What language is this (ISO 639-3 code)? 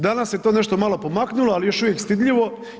hrv